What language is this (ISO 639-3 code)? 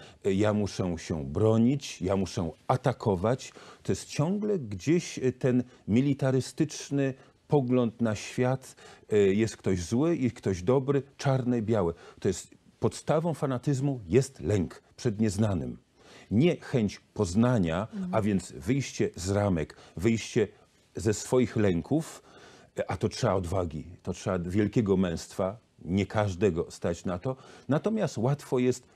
pol